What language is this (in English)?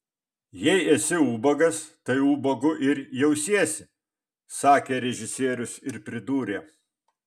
Lithuanian